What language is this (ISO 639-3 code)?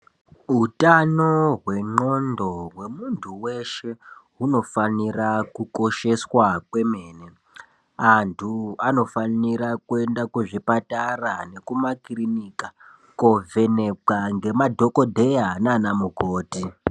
ndc